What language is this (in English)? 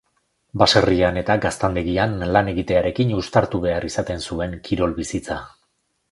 Basque